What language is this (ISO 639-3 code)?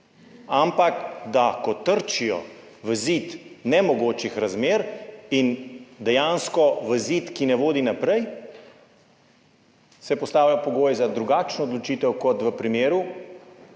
slv